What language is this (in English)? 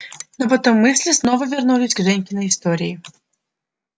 Russian